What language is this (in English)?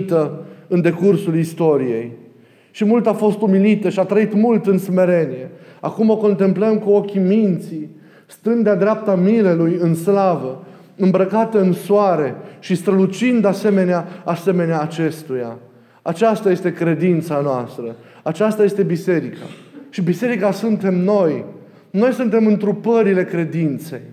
Romanian